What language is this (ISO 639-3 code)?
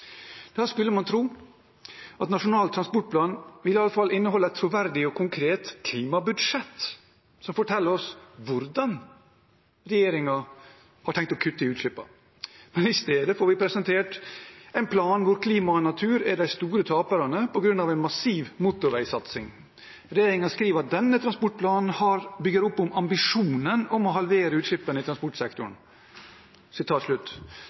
nob